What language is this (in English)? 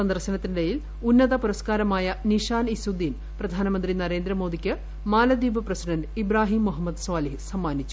Malayalam